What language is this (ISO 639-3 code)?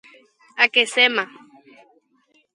grn